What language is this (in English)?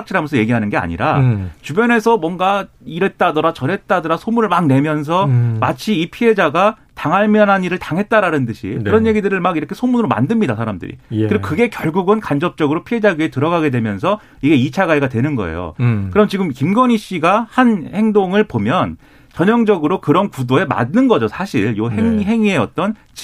Korean